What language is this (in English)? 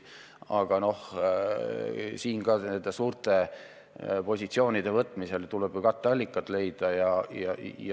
Estonian